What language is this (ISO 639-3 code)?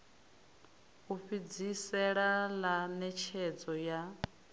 ven